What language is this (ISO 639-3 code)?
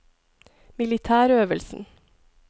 nor